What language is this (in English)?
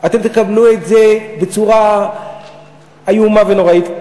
Hebrew